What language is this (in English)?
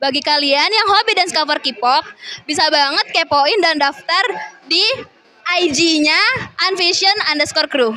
Indonesian